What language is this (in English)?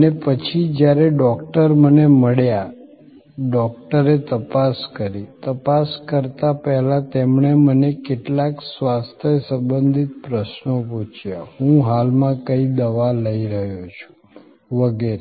Gujarati